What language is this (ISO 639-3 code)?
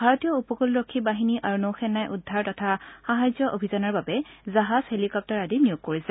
asm